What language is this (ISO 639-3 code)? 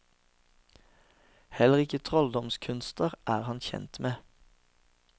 nor